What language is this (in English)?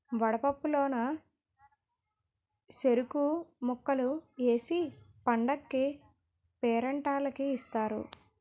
Telugu